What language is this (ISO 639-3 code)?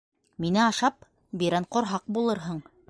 bak